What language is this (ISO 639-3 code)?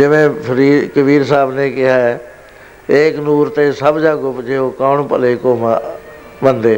pan